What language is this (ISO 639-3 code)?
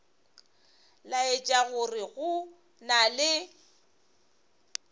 nso